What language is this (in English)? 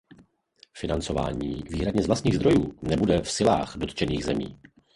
Czech